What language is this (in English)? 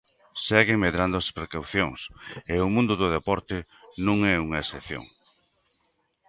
Galician